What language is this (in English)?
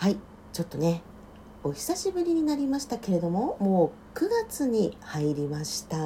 Japanese